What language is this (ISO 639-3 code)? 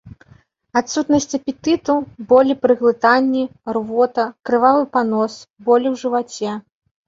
bel